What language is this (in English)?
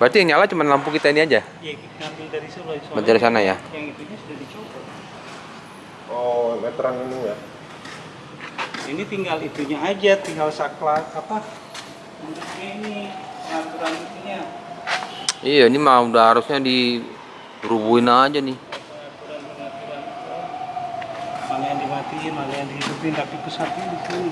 Indonesian